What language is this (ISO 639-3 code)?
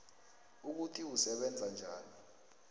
nbl